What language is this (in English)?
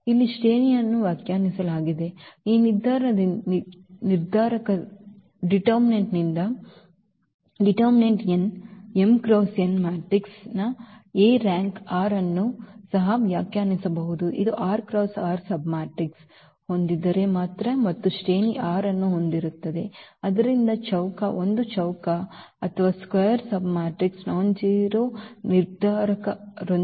Kannada